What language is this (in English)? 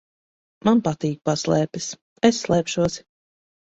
Latvian